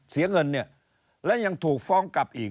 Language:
Thai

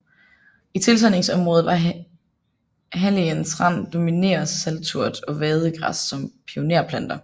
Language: Danish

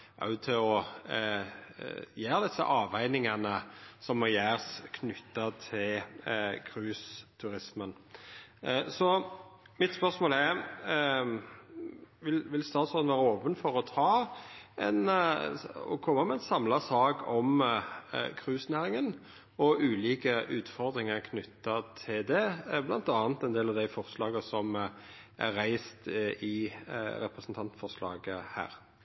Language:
Norwegian Nynorsk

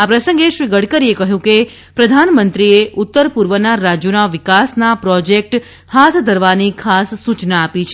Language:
Gujarati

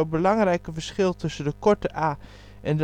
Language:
Dutch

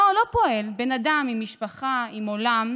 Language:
Hebrew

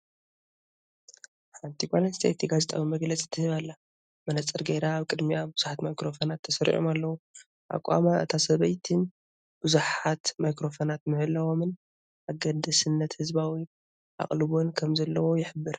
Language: Tigrinya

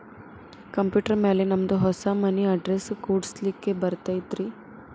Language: Kannada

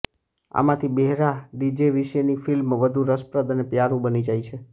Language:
Gujarati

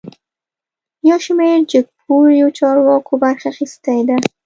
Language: Pashto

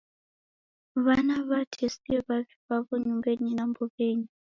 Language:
Taita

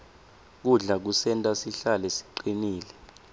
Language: Swati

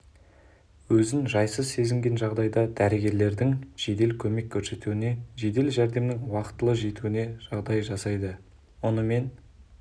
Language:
Kazakh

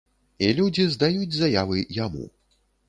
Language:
Belarusian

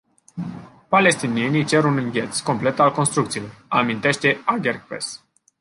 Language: Romanian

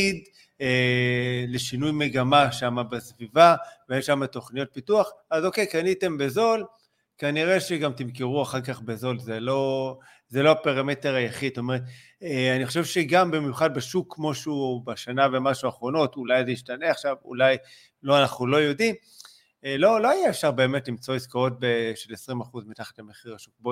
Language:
Hebrew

